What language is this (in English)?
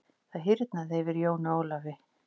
Icelandic